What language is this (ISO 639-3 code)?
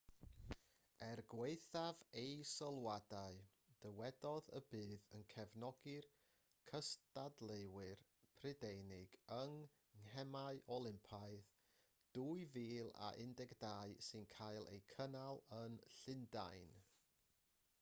cym